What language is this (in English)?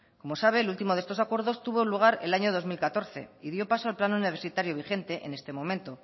Spanish